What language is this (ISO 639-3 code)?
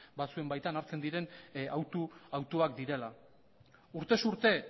eus